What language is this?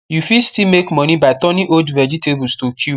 Nigerian Pidgin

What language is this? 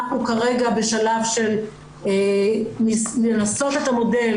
Hebrew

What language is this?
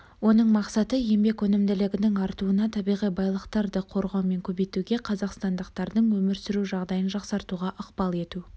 Kazakh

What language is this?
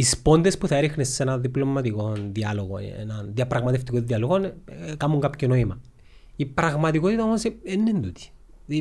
Greek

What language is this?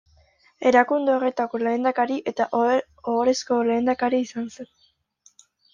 Basque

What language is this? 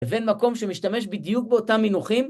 Hebrew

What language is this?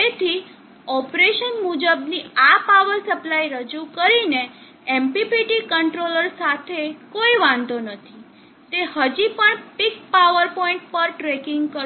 Gujarati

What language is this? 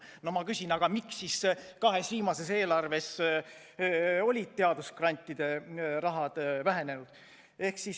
Estonian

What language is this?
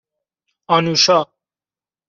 Persian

